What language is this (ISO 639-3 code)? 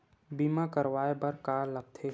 hne